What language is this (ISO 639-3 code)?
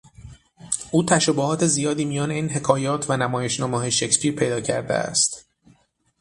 fas